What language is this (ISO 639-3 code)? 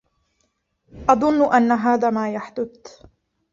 ara